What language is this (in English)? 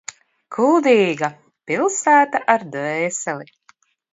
Latvian